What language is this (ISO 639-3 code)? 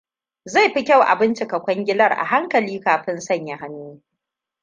hau